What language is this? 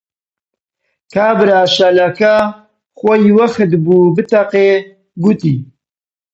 Central Kurdish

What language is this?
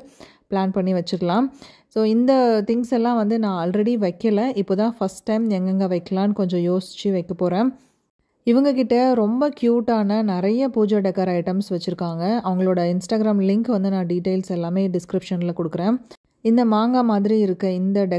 Tamil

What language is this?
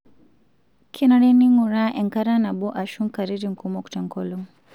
Masai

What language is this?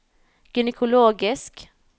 Norwegian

